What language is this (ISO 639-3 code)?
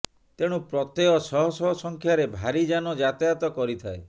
ori